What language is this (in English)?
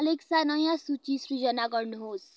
Nepali